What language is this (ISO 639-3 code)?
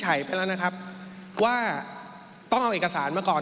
tha